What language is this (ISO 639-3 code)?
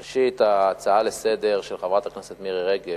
heb